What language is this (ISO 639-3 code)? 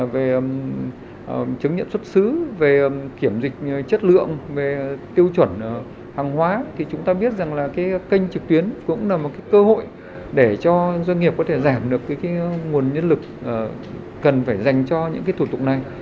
vie